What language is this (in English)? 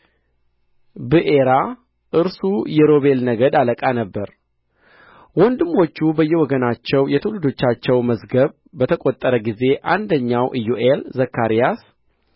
Amharic